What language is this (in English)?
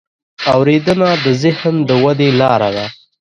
Pashto